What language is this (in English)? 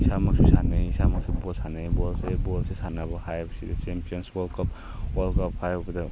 Manipuri